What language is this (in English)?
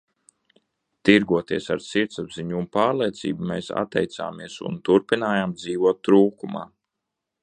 Latvian